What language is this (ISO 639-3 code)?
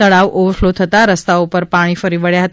guj